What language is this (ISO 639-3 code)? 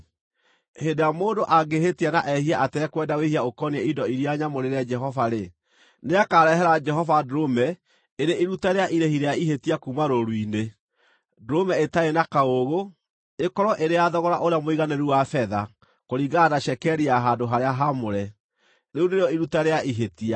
kik